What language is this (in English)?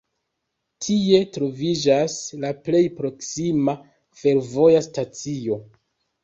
Esperanto